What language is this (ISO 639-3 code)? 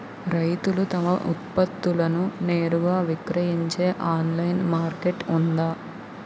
tel